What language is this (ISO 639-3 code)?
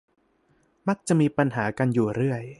tha